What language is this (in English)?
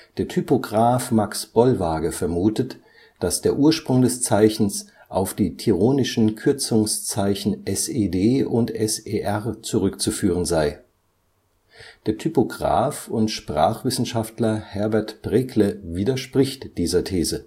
German